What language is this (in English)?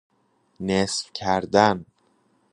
Persian